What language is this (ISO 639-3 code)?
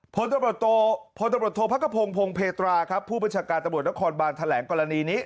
tha